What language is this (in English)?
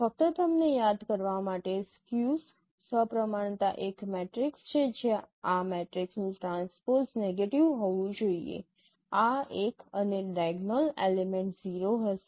Gujarati